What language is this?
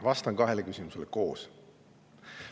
Estonian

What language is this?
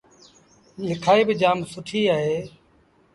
Sindhi Bhil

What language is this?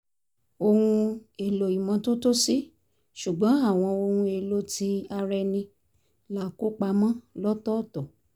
Yoruba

